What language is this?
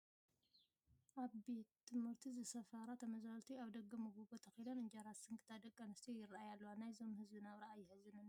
Tigrinya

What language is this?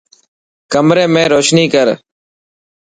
Dhatki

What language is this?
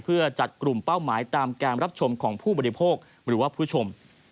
Thai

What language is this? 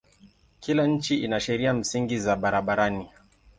Swahili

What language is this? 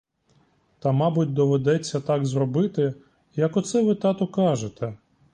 Ukrainian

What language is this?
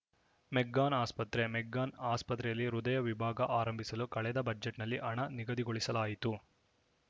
Kannada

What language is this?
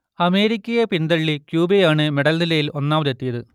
Malayalam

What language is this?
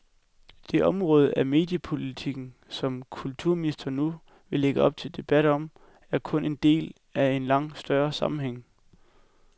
Danish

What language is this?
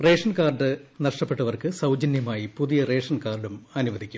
Malayalam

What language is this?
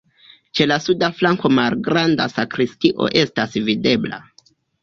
Esperanto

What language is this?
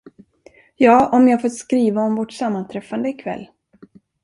Swedish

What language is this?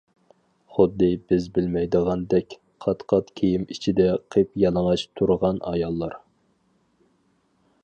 Uyghur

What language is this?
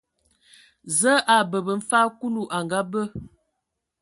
Ewondo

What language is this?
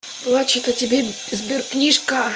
Russian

